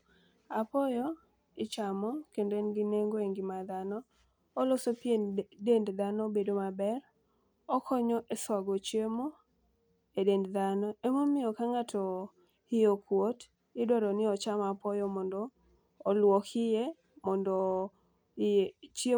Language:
Luo (Kenya and Tanzania)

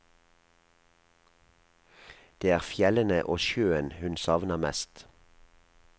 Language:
Norwegian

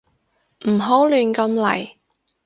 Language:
Cantonese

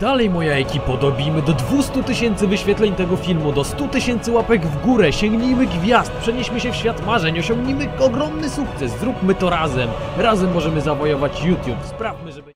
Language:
Polish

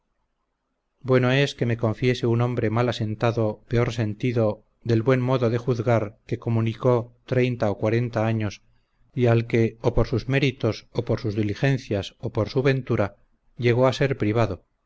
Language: Spanish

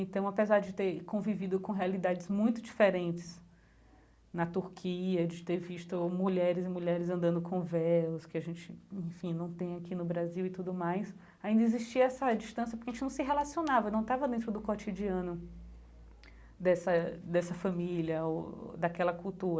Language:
Portuguese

